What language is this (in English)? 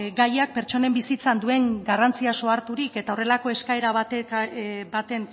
Basque